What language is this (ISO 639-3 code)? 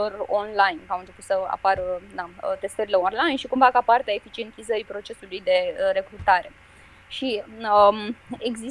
ron